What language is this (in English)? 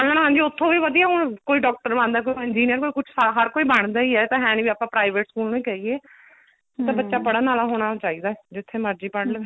Punjabi